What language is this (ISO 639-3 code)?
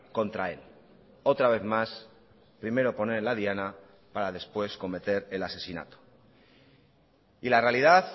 spa